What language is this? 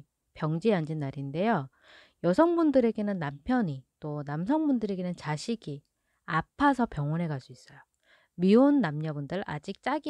Korean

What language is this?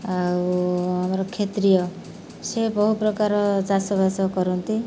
Odia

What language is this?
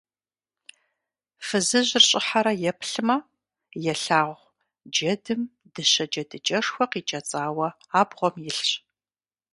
Kabardian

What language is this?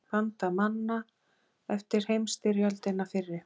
Icelandic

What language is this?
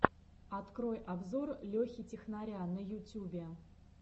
Russian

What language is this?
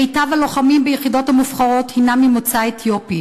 Hebrew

